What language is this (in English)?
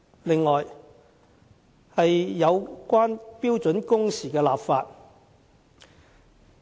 Cantonese